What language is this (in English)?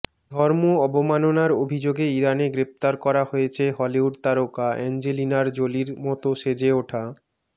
Bangla